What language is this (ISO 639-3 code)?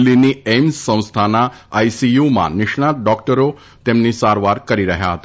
guj